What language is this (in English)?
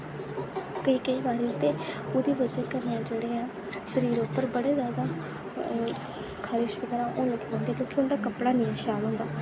Dogri